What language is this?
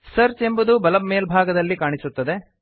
Kannada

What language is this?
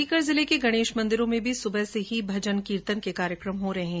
Hindi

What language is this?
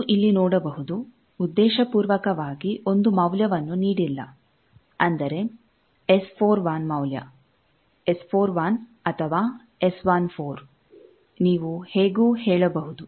Kannada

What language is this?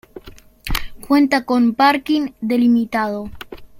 Spanish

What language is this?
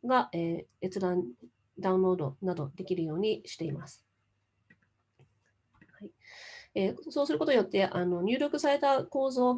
Japanese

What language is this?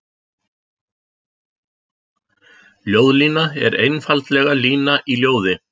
Icelandic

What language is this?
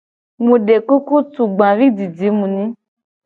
Gen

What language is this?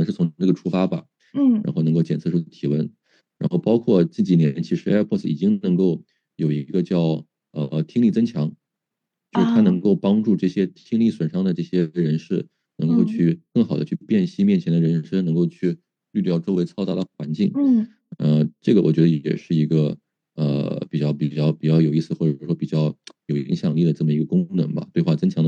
Chinese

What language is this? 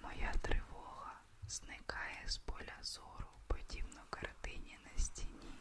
Ukrainian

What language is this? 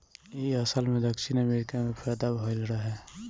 Bhojpuri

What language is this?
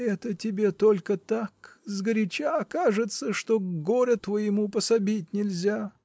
Russian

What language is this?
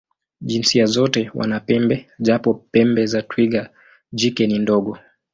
Swahili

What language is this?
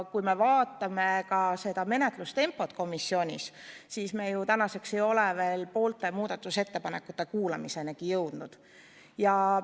Estonian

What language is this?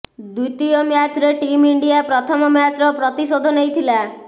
Odia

